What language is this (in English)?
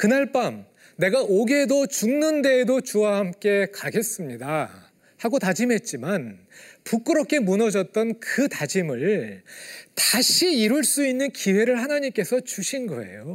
Korean